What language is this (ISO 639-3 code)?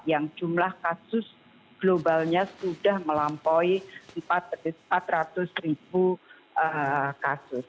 ind